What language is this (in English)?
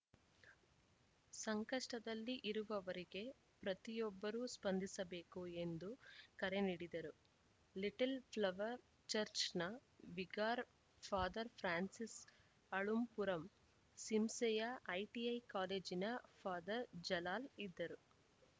Kannada